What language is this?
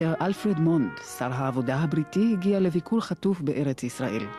Hebrew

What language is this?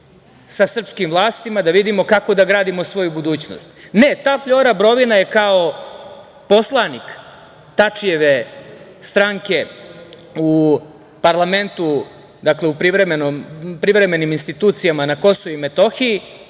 Serbian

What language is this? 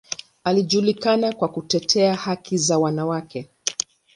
Swahili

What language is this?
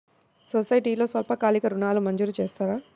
Telugu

